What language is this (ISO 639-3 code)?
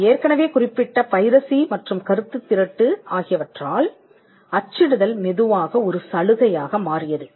tam